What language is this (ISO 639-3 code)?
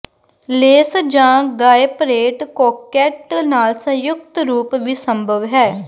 pan